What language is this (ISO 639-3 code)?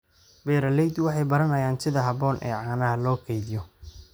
som